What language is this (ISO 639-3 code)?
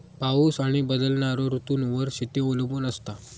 mar